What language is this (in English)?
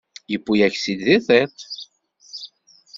Kabyle